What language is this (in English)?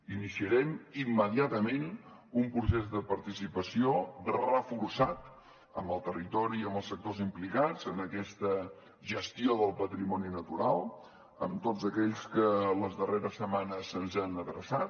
Catalan